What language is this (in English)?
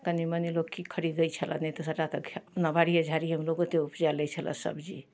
Maithili